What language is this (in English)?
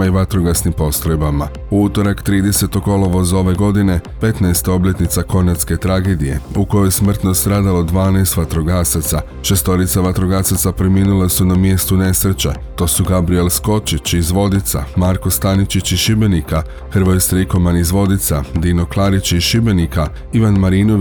Croatian